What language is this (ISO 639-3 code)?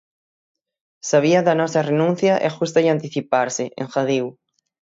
glg